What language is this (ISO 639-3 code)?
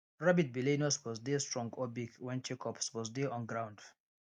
pcm